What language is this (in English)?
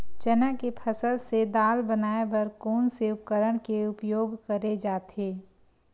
Chhattisgarhi